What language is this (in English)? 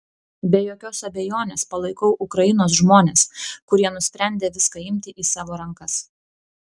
Lithuanian